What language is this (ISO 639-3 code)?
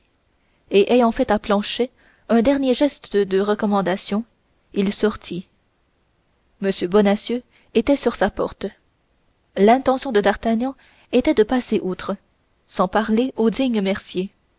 fra